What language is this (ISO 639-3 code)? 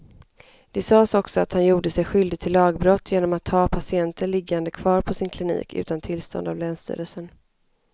swe